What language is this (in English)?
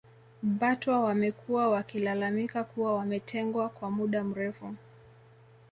Swahili